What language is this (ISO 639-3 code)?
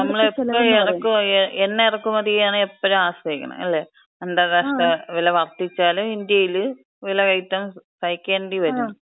mal